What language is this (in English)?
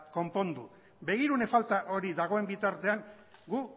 Basque